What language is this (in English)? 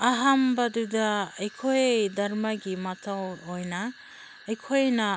Manipuri